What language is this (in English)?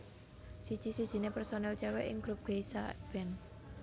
Javanese